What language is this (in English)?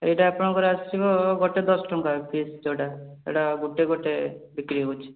Odia